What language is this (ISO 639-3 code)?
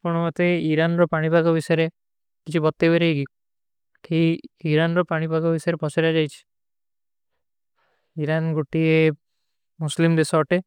uki